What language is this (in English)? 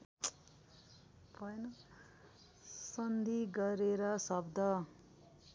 Nepali